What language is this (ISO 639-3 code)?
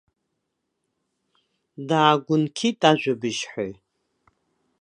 abk